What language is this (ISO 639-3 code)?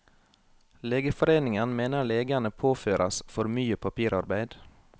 nor